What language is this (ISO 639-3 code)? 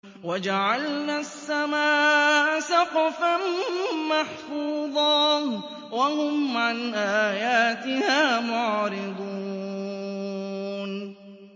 ara